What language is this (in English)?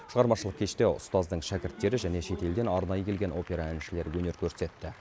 Kazakh